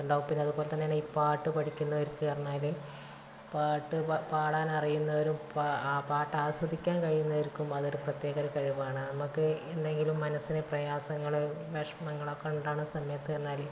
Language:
Malayalam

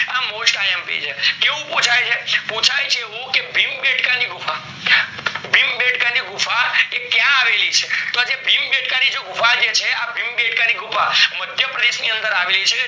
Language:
Gujarati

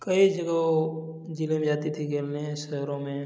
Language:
Hindi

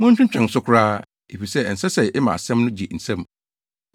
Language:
Akan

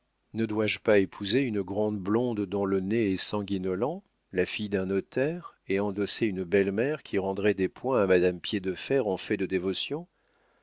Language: French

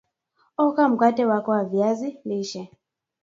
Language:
Swahili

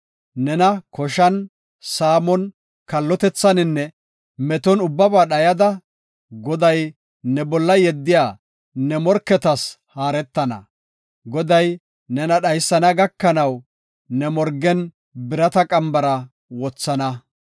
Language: Gofa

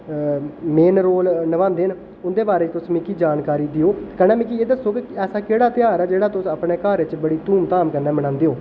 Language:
Dogri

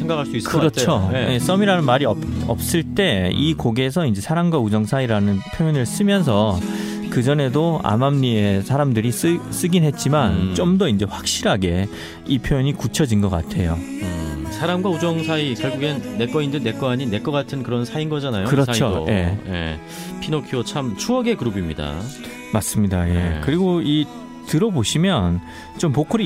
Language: Korean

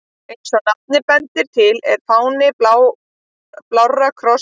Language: Icelandic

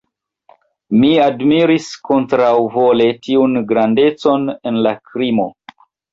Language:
Esperanto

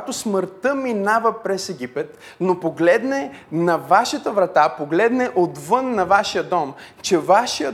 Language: Bulgarian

